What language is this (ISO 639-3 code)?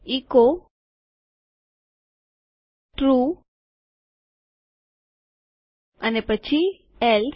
guj